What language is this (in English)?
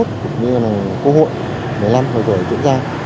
Vietnamese